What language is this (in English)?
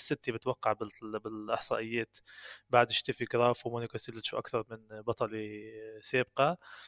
Arabic